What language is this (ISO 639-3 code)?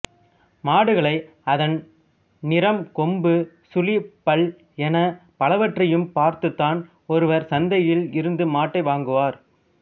tam